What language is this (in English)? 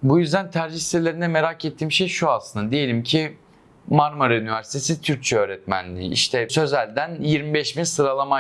Turkish